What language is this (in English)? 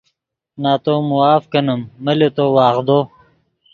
Yidgha